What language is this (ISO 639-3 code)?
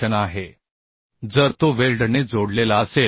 mar